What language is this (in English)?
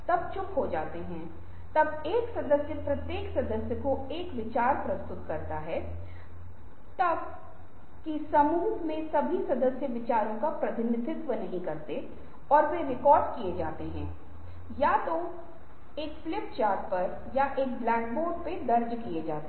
Hindi